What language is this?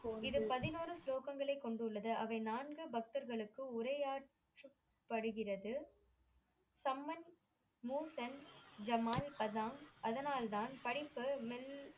Tamil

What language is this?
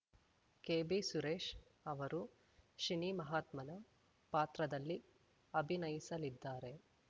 Kannada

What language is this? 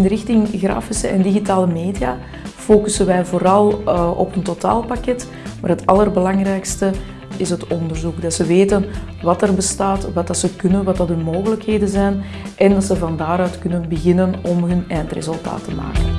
Dutch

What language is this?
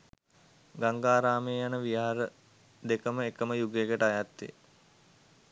Sinhala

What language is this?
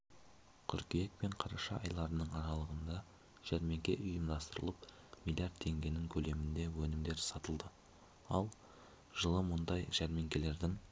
Kazakh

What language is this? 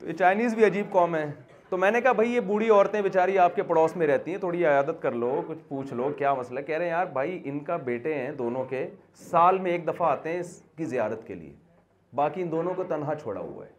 Urdu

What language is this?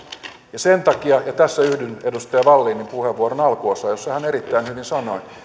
Finnish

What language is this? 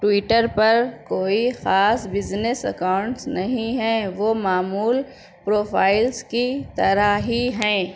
Urdu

